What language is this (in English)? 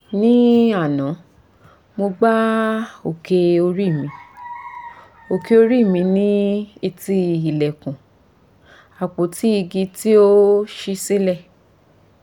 Yoruba